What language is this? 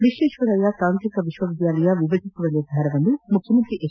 Kannada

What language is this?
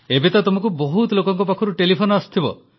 Odia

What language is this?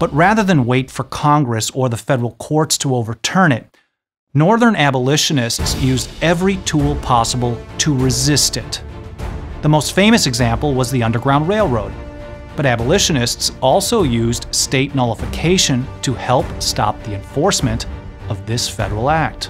English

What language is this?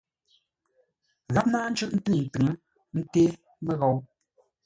Ngombale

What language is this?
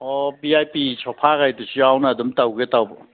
Manipuri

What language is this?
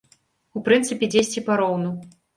Belarusian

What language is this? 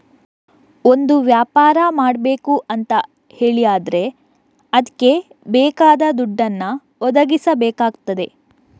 Kannada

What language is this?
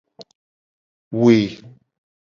Gen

